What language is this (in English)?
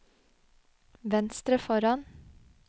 Norwegian